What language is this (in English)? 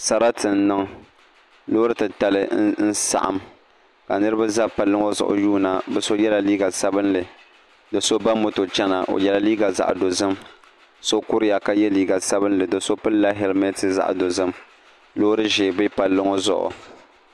Dagbani